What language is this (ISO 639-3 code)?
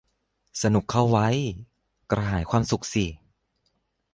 tha